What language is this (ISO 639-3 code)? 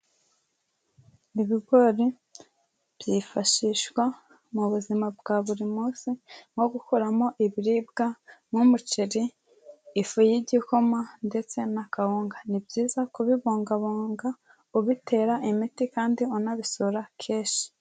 kin